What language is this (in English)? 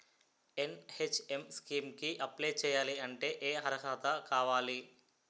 Telugu